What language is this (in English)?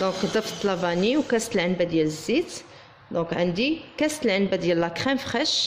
Arabic